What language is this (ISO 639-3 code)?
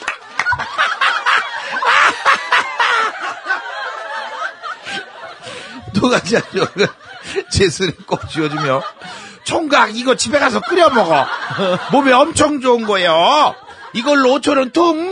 kor